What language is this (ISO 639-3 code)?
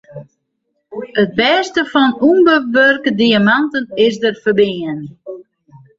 fry